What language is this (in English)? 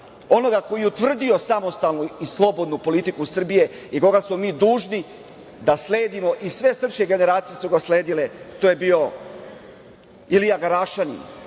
Serbian